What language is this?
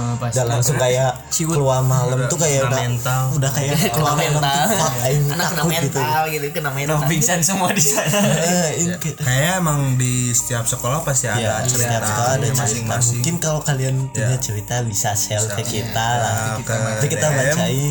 Indonesian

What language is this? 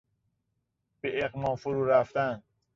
Persian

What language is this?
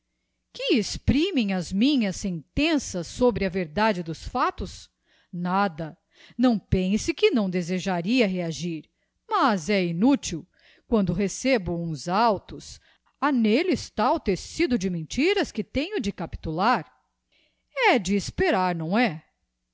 Portuguese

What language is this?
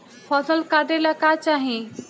Bhojpuri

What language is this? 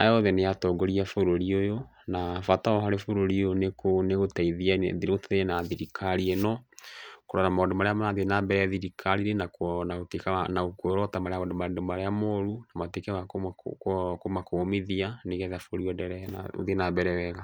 Kikuyu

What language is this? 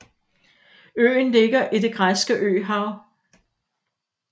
Danish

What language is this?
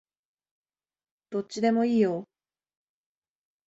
Japanese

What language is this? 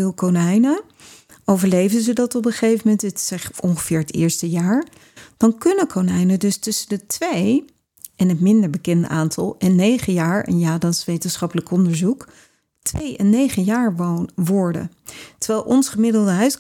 Dutch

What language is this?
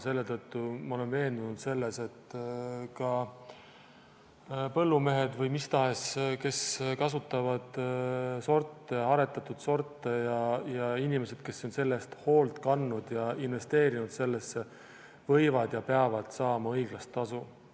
Estonian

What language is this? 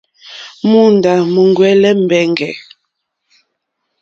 Mokpwe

